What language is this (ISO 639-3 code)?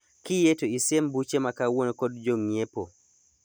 luo